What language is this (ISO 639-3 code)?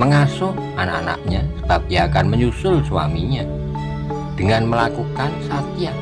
ind